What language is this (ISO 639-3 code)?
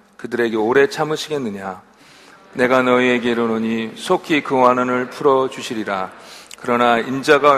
kor